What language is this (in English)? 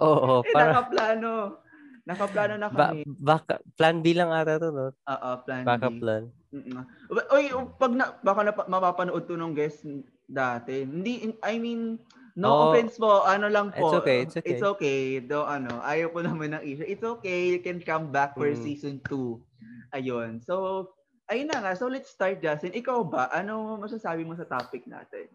Filipino